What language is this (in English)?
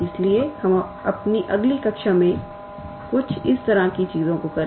Hindi